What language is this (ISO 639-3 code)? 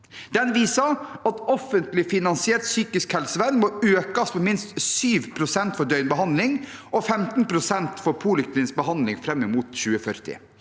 nor